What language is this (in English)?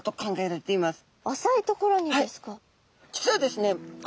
Japanese